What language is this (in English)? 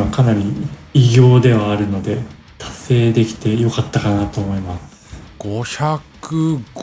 Japanese